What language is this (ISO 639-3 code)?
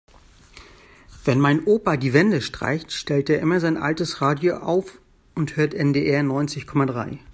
deu